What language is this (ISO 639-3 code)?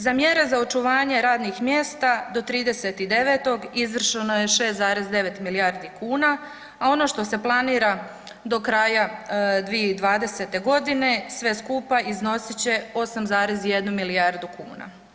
hrv